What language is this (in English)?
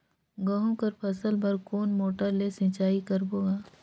Chhattisgarhi